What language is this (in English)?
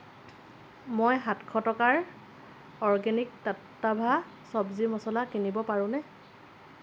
Assamese